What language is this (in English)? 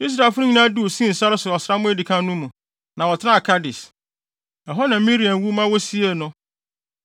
Akan